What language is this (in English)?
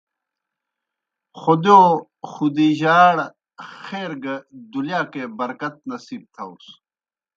Kohistani Shina